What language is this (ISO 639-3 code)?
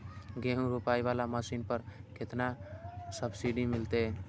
mai